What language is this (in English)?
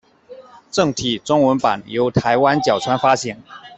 Chinese